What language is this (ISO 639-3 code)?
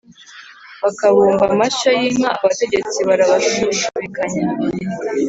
kin